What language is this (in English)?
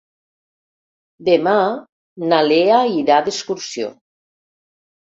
Catalan